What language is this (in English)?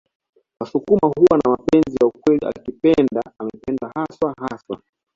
Swahili